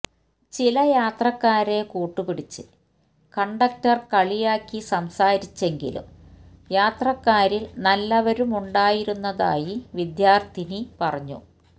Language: Malayalam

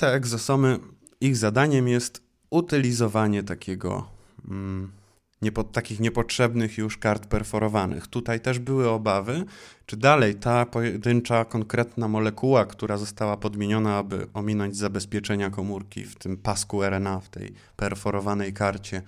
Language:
Polish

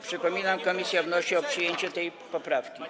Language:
Polish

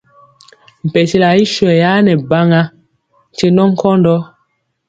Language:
Mpiemo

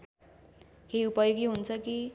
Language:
Nepali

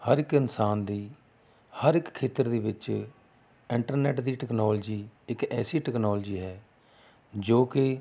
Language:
Punjabi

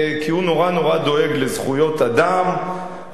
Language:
Hebrew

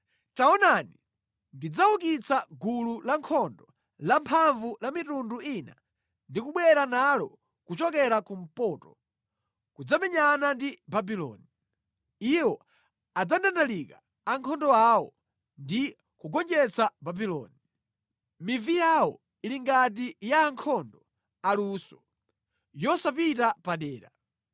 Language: Nyanja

